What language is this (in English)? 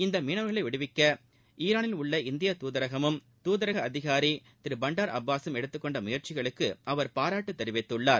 Tamil